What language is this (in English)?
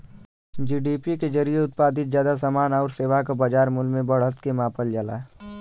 Bhojpuri